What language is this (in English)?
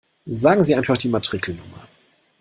German